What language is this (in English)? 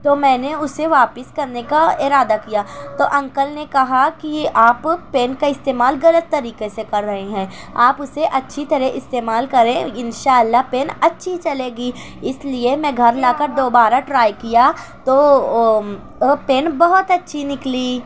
Urdu